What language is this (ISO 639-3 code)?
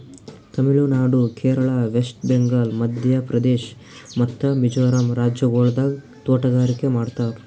kan